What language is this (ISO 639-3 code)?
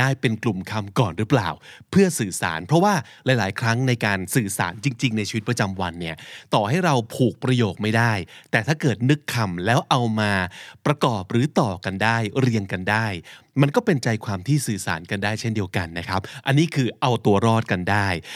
tha